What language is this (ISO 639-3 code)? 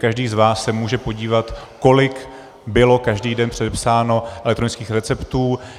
ces